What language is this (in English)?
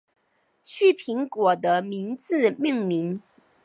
Chinese